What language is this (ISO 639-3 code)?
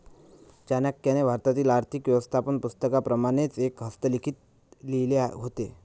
mar